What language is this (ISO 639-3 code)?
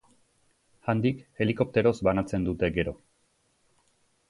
eus